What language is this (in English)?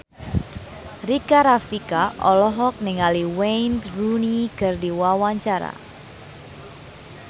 Sundanese